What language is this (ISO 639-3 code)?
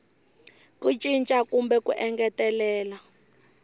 tso